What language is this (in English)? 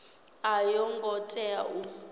Venda